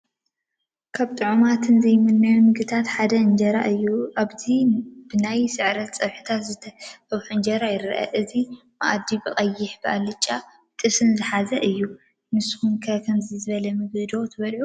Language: Tigrinya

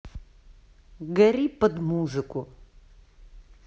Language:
Russian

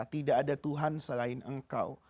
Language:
Indonesian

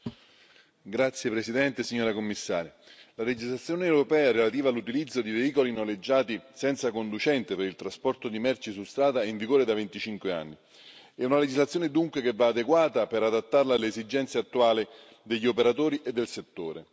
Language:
Italian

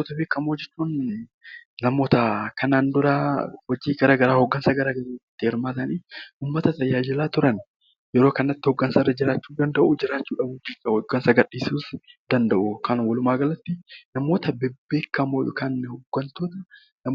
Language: Oromo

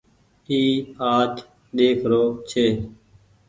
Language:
Goaria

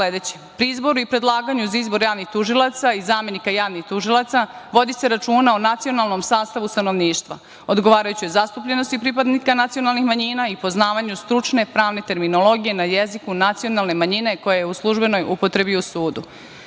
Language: Serbian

